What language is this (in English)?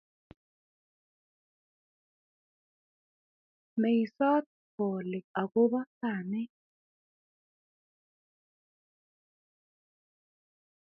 Kalenjin